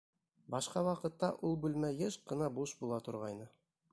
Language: Bashkir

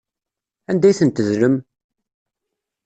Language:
Kabyle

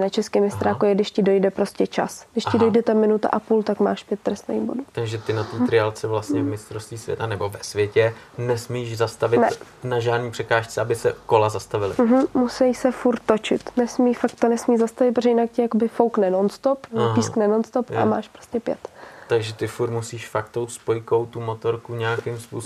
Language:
Czech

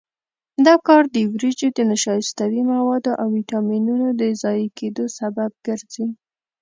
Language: Pashto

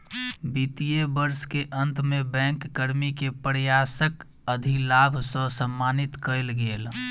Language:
Maithili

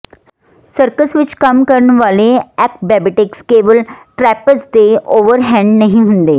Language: Punjabi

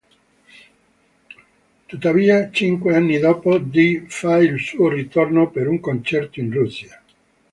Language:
Italian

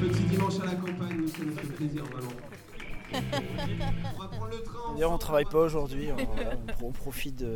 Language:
French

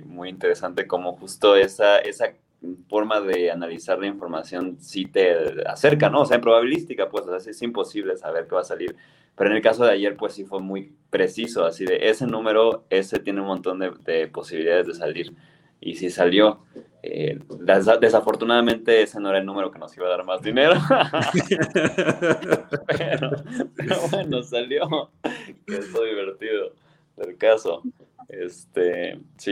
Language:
Spanish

